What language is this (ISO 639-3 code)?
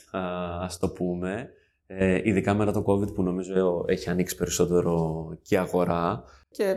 ell